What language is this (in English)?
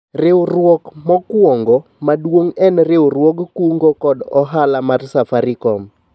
Luo (Kenya and Tanzania)